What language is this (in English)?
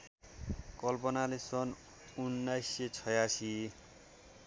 Nepali